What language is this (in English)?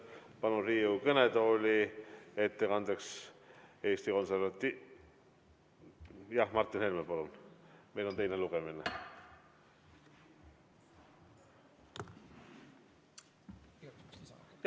Estonian